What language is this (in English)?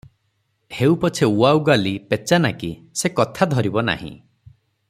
Odia